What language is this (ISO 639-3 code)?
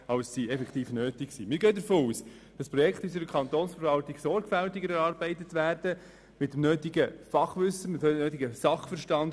gsw